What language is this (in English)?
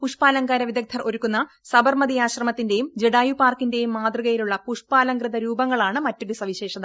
Malayalam